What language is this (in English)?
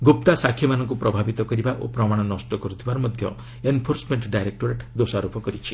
Odia